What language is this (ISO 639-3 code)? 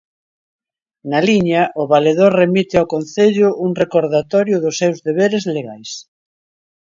glg